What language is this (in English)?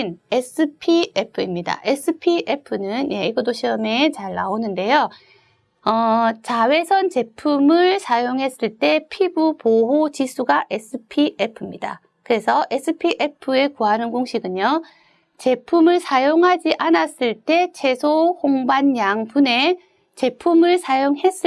Korean